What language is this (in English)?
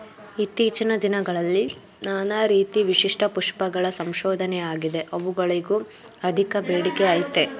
Kannada